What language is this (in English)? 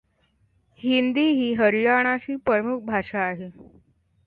Marathi